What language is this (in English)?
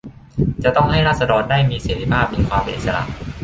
Thai